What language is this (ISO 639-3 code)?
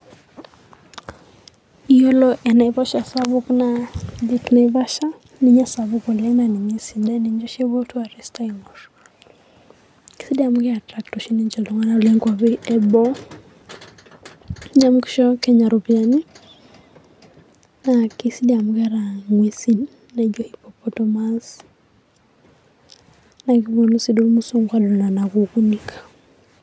mas